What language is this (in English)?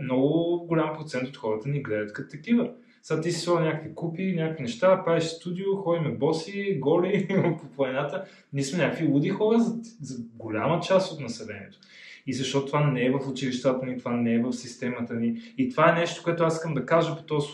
Bulgarian